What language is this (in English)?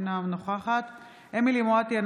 Hebrew